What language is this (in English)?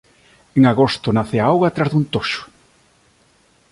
Galician